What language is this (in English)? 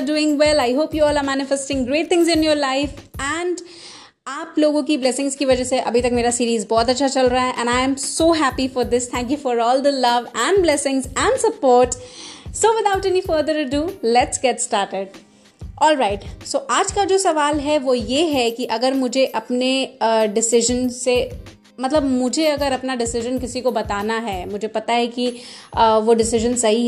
Hindi